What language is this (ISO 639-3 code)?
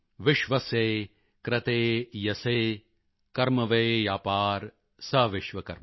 pan